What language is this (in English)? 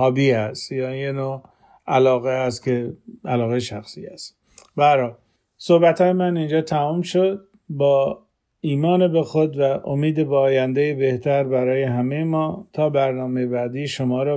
Persian